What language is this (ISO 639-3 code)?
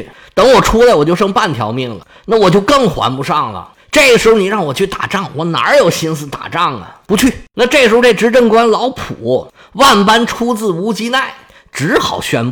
zho